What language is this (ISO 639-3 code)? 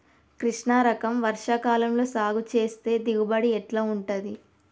tel